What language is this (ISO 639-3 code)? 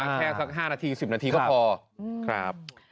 tha